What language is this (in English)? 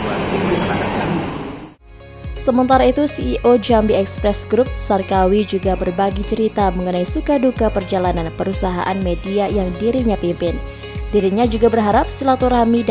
Indonesian